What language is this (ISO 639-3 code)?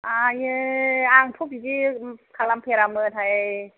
brx